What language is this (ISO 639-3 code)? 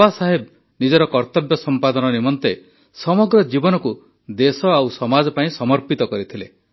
ori